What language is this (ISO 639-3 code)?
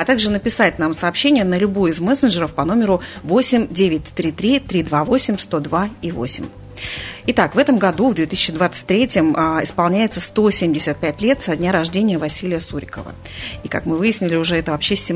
rus